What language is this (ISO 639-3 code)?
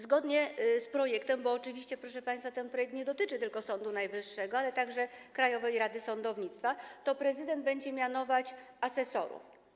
pol